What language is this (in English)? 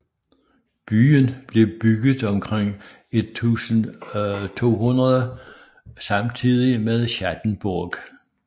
Danish